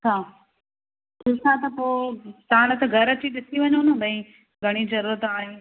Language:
Sindhi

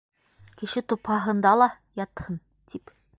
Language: Bashkir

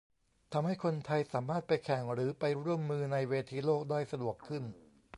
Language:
Thai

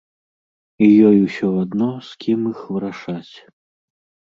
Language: Belarusian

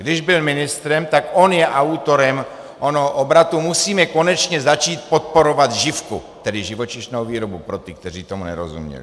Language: Czech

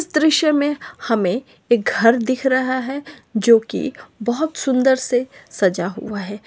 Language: Magahi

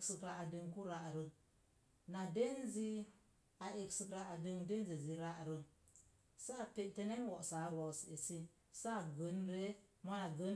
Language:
Mom Jango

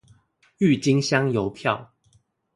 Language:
Chinese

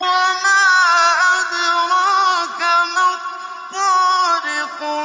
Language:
Arabic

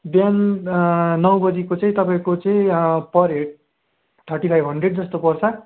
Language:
Nepali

